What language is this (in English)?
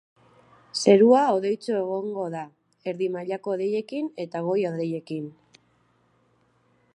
Basque